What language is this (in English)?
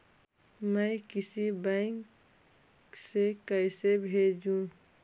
Magahi